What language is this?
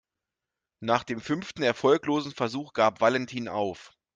German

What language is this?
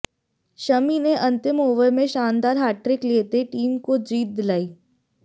Hindi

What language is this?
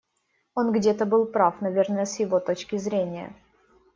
Russian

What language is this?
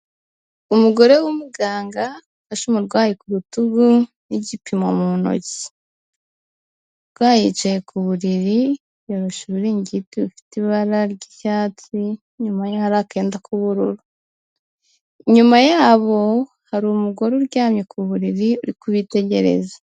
Kinyarwanda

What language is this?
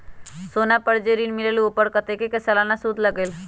Magahi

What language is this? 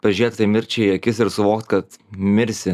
Lithuanian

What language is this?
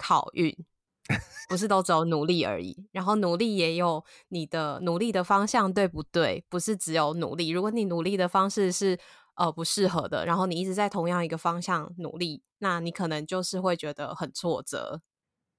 Chinese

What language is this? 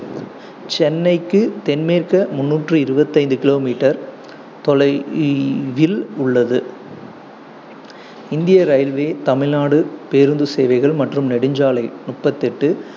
Tamil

